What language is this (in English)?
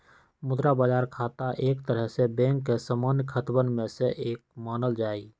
Magahi